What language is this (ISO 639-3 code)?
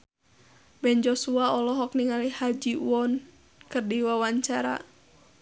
sun